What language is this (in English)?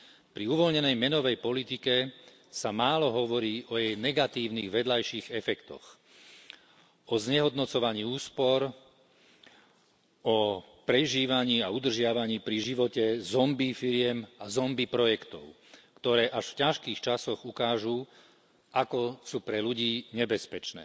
Slovak